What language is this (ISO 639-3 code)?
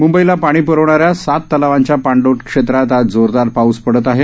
mar